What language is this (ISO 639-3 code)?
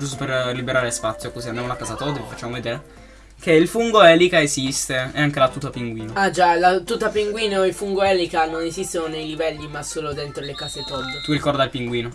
ita